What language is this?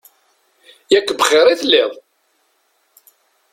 Kabyle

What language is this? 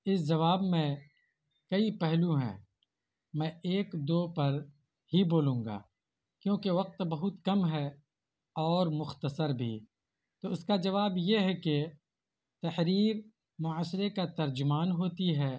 Urdu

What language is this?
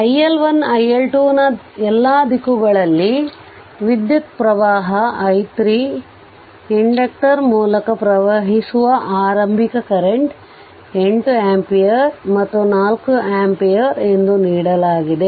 Kannada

